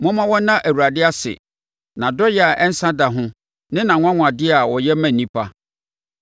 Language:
Akan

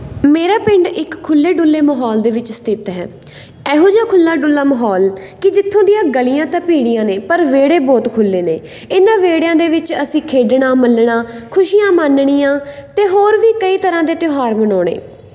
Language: Punjabi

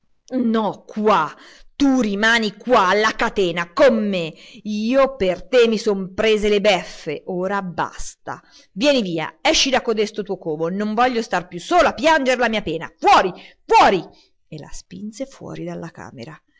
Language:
Italian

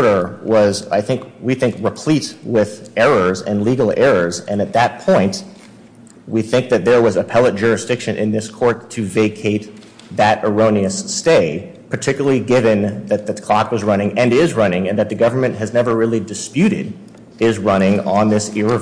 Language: English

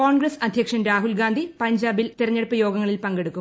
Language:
Malayalam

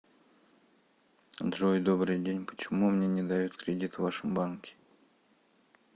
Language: Russian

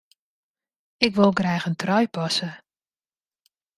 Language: Western Frisian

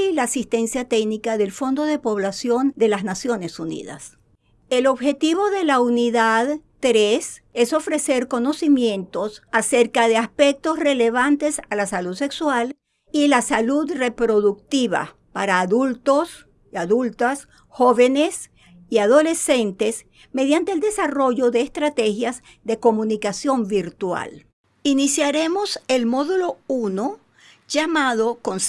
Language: Spanish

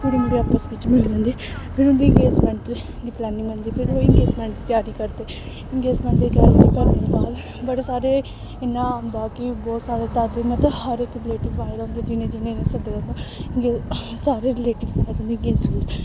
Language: Dogri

